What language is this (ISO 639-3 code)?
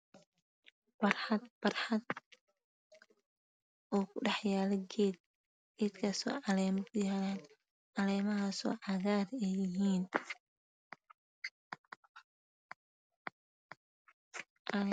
som